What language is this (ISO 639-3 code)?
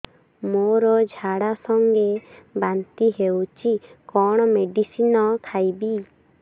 ori